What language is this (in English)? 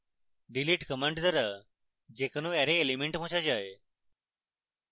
Bangla